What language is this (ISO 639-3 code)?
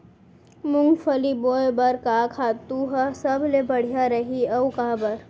hne